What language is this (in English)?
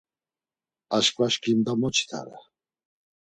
Laz